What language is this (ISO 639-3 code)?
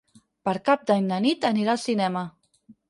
cat